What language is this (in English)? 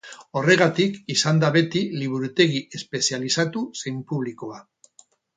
Basque